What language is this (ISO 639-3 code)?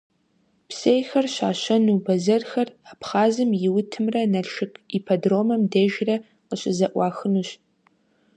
kbd